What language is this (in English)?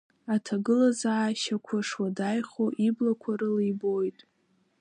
Abkhazian